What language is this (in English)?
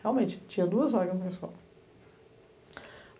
Portuguese